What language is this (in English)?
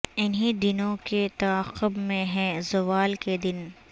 Urdu